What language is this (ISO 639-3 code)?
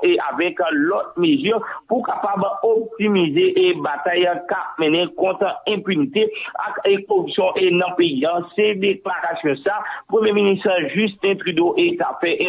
fra